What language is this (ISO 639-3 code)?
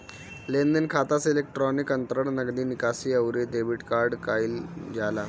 bho